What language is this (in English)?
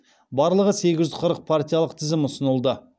Kazakh